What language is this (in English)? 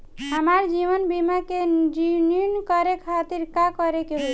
Bhojpuri